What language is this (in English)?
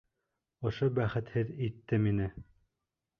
Bashkir